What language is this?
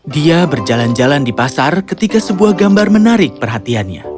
Indonesian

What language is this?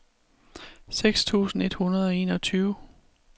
Danish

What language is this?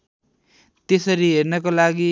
Nepali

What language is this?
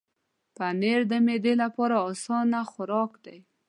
Pashto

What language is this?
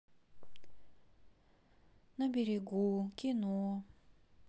Russian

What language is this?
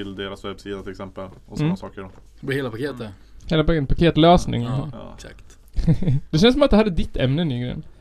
Swedish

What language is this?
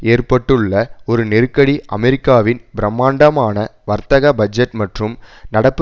Tamil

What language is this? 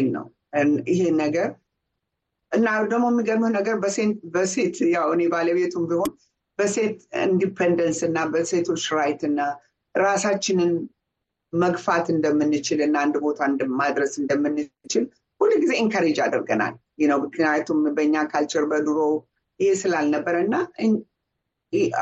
Amharic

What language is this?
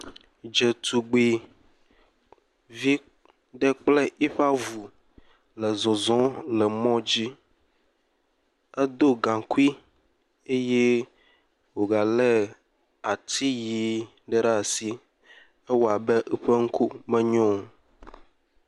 Ewe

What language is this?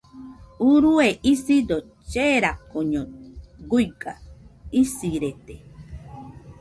Nüpode Huitoto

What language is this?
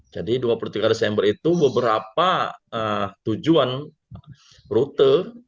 Indonesian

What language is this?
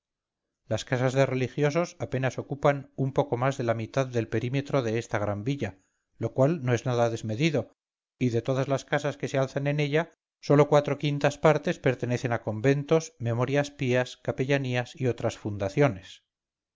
Spanish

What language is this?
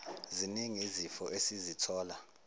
Zulu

